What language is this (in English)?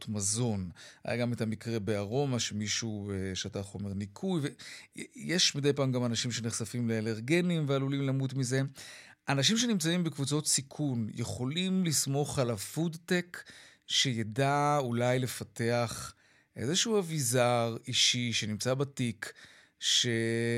Hebrew